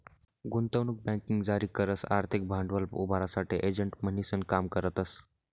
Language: Marathi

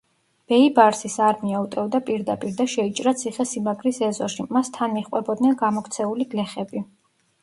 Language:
Georgian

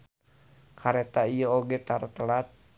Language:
Sundanese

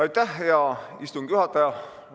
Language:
Estonian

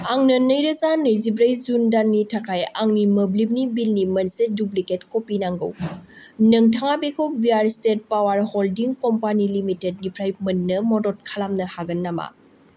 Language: Bodo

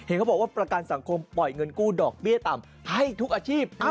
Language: Thai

